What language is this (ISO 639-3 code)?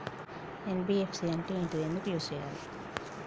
tel